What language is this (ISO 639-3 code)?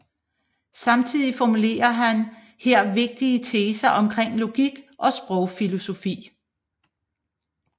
dan